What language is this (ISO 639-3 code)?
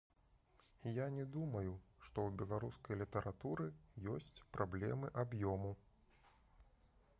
bel